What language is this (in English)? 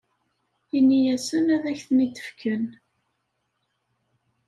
Kabyle